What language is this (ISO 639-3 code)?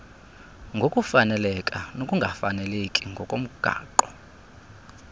xho